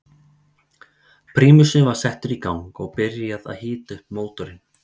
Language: Icelandic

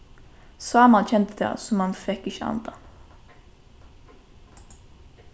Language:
Faroese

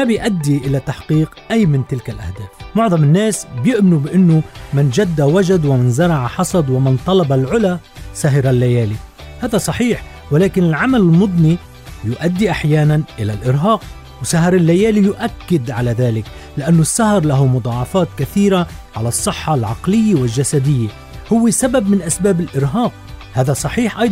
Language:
Arabic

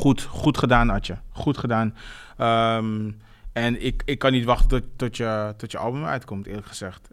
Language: Dutch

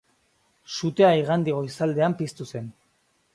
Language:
Basque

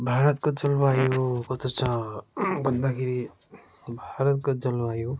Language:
Nepali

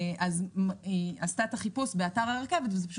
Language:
Hebrew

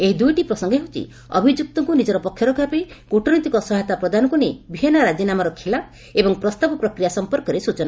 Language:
Odia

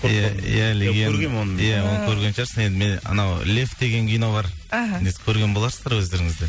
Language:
Kazakh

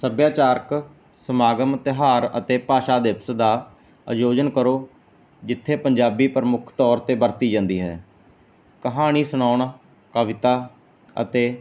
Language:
Punjabi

